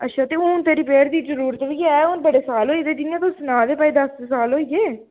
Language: Dogri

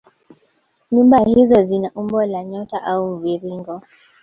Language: Swahili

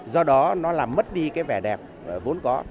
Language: Vietnamese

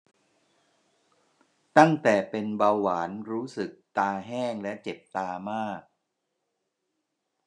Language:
Thai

